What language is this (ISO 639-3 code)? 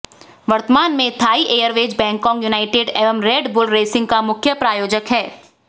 hin